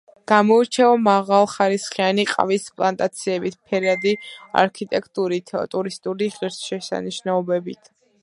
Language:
Georgian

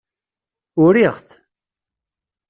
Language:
Kabyle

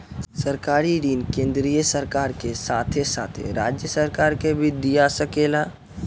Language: Bhojpuri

